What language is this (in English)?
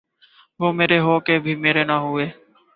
Urdu